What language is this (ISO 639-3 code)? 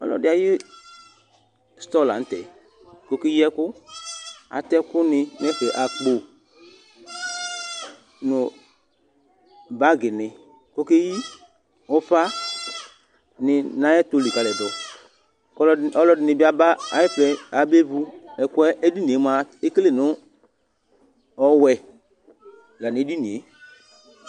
kpo